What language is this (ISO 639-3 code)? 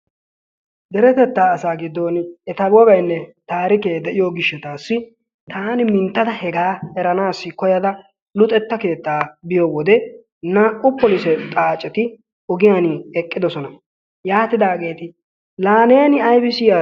wal